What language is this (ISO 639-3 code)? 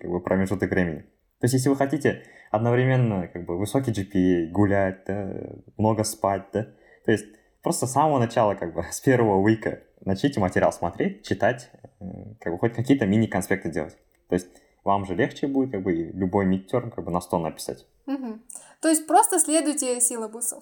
rus